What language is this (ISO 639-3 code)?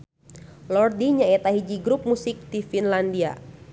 sun